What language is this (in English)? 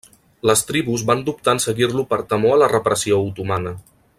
Catalan